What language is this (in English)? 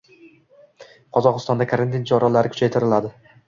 Uzbek